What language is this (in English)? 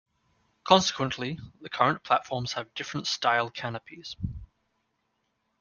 English